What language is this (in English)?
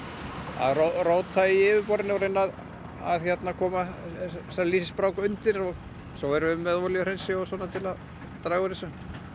Icelandic